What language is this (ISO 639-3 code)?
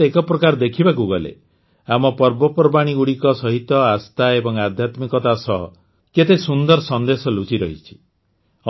ori